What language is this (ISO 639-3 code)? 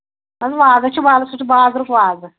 kas